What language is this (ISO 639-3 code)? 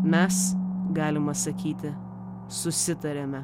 lit